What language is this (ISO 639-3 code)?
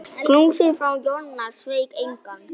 isl